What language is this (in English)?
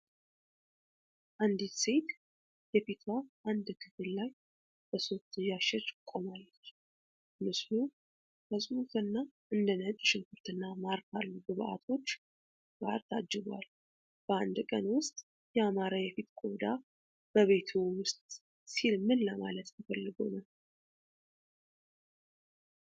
Amharic